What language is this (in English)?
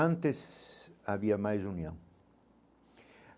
Portuguese